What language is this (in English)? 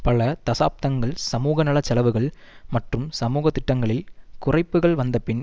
Tamil